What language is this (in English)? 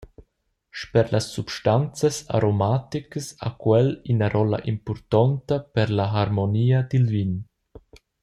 Romansh